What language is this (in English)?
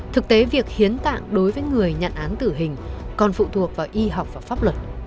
Vietnamese